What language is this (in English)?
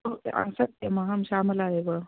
Sanskrit